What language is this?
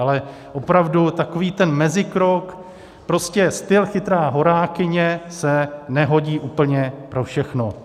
Czech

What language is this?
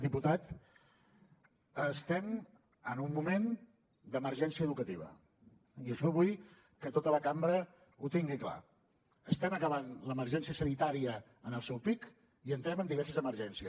Catalan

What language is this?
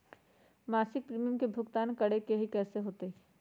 Magahi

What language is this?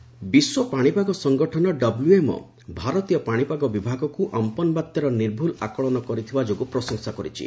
Odia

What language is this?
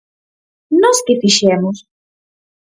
Galician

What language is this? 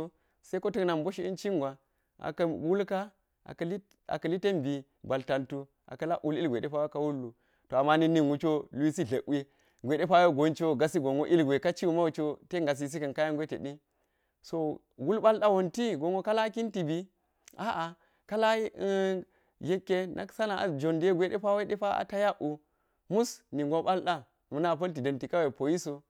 Geji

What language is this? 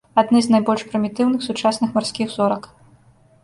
Belarusian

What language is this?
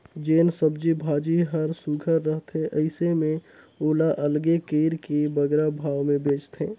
Chhattisgarhi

